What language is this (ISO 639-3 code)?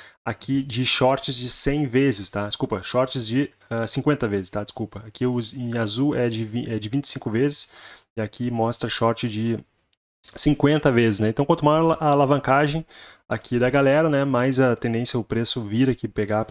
por